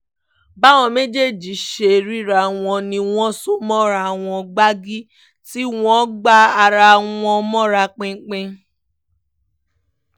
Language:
Yoruba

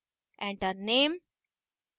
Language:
Hindi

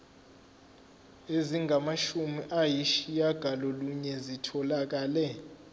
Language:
Zulu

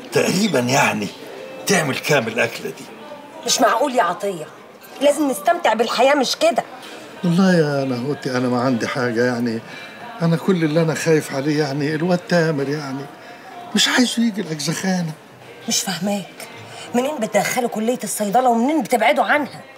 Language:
Arabic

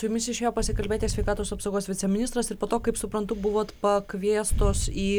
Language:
Lithuanian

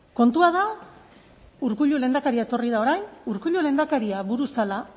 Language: Basque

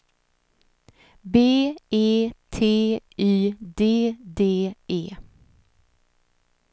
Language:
Swedish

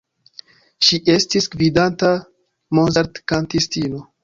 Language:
Esperanto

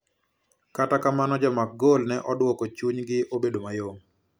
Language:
Luo (Kenya and Tanzania)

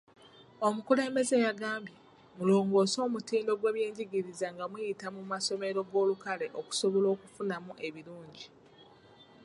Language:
Ganda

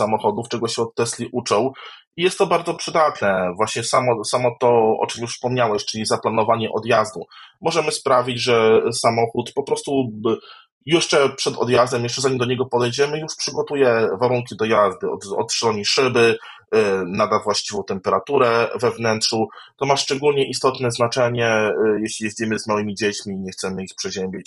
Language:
Polish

